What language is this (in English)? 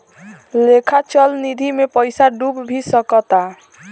Bhojpuri